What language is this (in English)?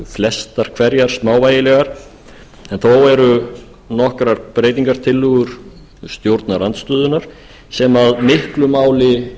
Icelandic